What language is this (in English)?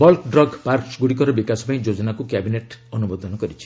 Odia